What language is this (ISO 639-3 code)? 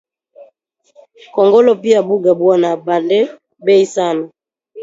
swa